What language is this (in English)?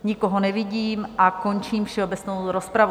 Czech